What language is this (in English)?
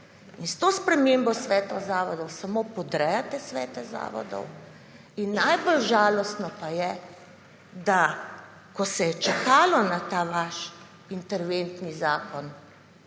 Slovenian